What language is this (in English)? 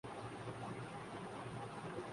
Urdu